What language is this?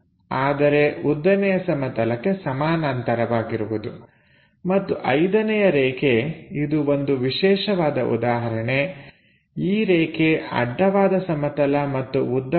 Kannada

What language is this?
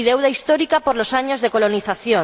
Spanish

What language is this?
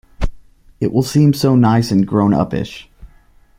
English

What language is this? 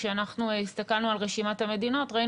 Hebrew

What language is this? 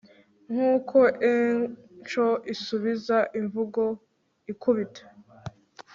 Kinyarwanda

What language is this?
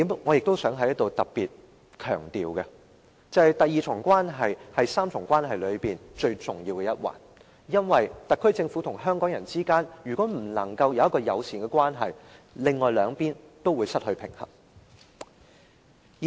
Cantonese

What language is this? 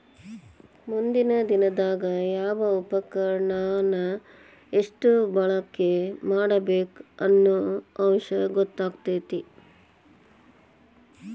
Kannada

